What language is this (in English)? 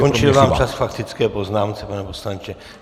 Czech